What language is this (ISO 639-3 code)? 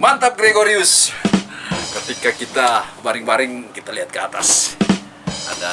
ind